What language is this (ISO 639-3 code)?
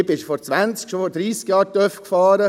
gsw